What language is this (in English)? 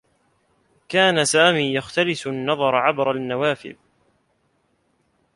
Arabic